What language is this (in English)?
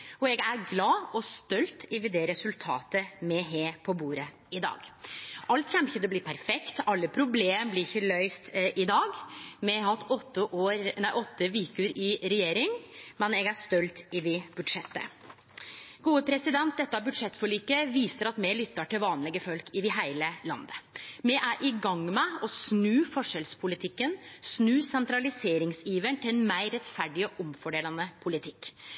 Norwegian Nynorsk